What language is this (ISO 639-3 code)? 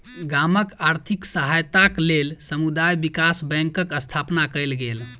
mai